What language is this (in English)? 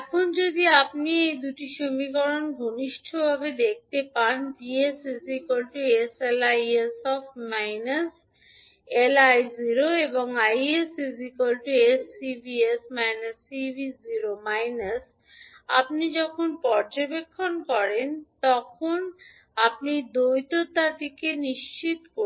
Bangla